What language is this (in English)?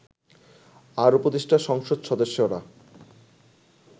Bangla